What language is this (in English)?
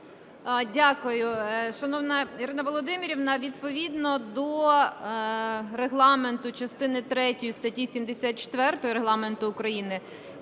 Ukrainian